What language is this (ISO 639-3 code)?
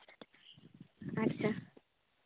sat